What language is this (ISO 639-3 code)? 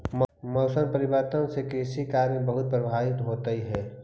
mag